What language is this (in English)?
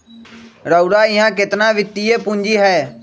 Magahi